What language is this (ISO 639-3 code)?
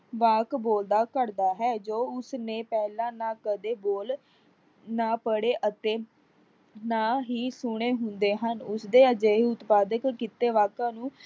pan